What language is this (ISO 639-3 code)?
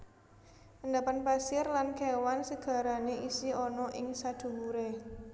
jav